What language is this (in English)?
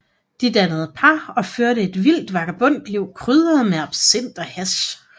Danish